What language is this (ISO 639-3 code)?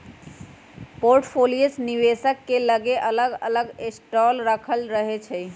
mag